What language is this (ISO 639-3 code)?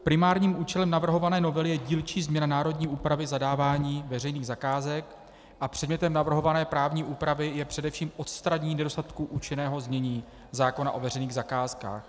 ces